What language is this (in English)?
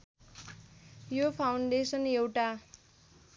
Nepali